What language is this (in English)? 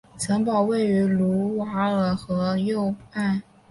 Chinese